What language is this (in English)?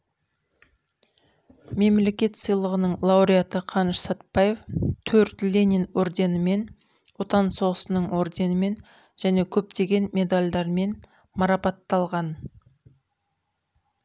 Kazakh